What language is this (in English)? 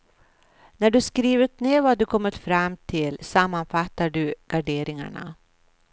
Swedish